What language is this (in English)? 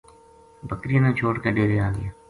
Gujari